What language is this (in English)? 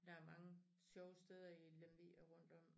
Danish